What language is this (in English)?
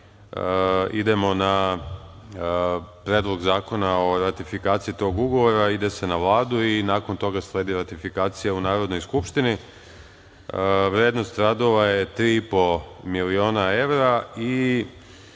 Serbian